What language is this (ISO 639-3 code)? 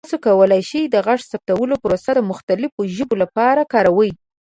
pus